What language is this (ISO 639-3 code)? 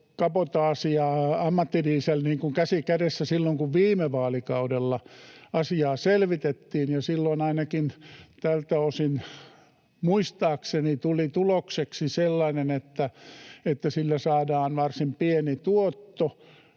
fin